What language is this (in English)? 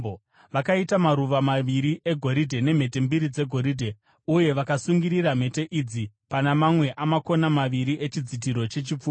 Shona